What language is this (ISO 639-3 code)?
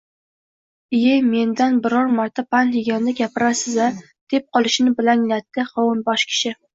uzb